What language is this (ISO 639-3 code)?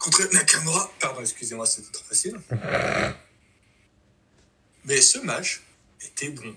fra